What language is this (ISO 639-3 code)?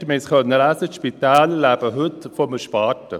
gsw